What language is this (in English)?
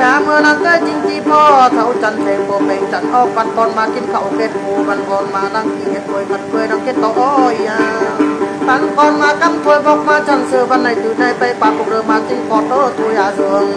Thai